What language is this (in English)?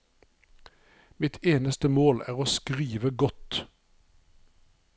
Norwegian